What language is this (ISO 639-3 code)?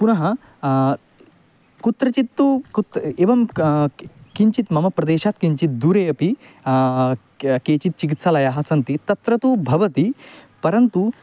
san